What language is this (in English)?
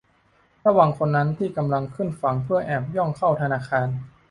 Thai